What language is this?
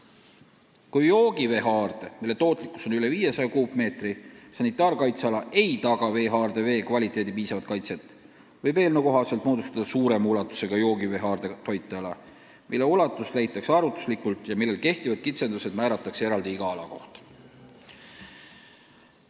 Estonian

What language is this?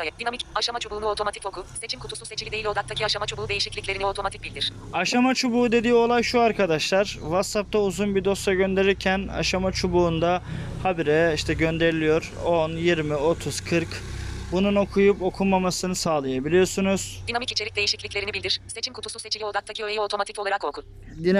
Turkish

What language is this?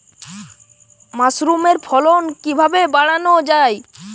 Bangla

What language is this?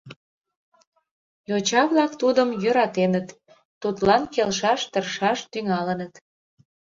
Mari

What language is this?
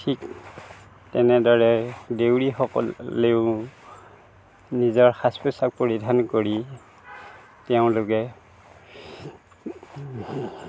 Assamese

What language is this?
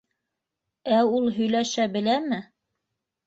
Bashkir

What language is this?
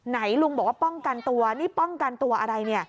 Thai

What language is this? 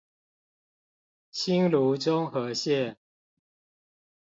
Chinese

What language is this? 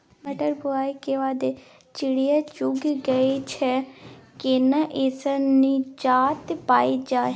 Maithili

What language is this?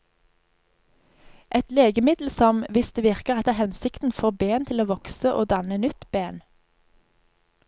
Norwegian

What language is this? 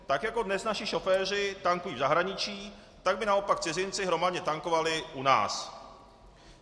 Czech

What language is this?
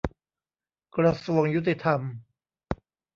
Thai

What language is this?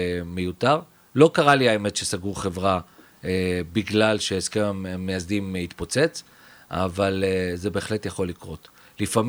Hebrew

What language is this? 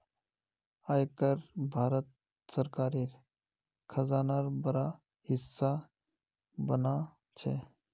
Magahi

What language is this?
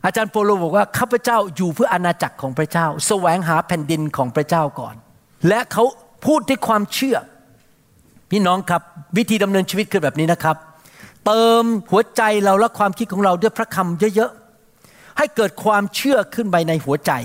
Thai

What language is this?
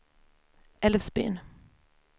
Swedish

